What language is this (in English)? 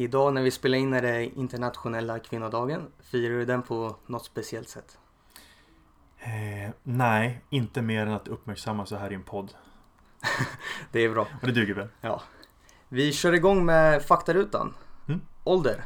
Swedish